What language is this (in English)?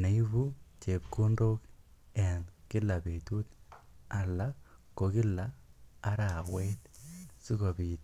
Kalenjin